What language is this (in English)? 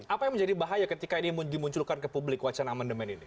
Indonesian